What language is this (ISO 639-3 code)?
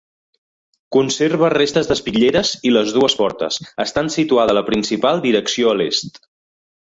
cat